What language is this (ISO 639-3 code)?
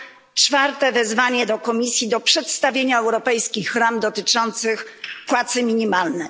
pol